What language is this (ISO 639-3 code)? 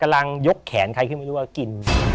tha